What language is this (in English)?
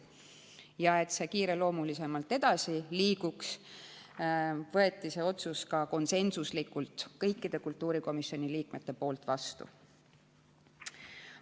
Estonian